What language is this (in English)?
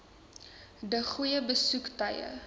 Afrikaans